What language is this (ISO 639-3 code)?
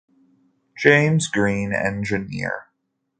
eng